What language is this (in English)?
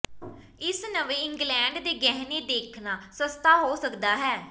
Punjabi